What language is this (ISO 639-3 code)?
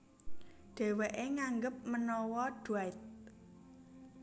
jav